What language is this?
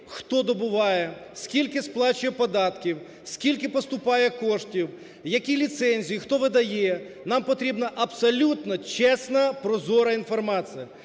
Ukrainian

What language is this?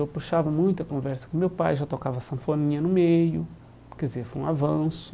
Portuguese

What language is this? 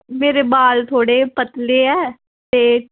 Dogri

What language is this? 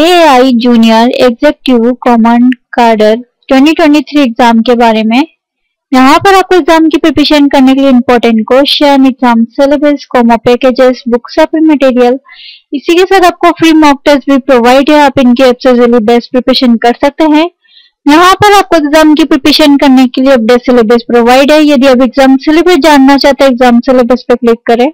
Hindi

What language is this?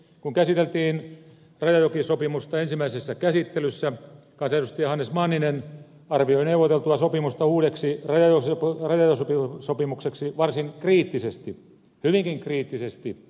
Finnish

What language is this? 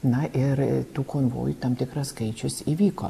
Lithuanian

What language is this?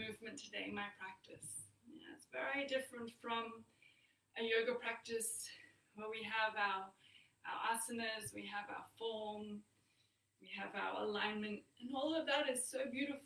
English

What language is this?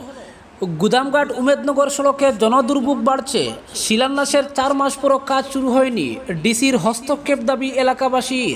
Indonesian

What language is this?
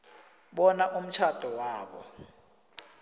South Ndebele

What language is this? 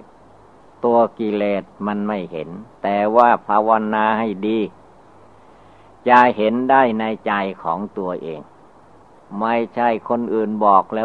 Thai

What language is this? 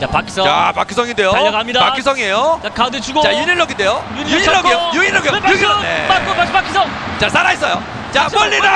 Korean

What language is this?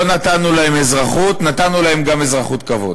Hebrew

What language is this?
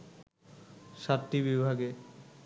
Bangla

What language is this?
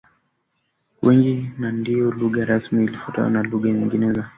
Swahili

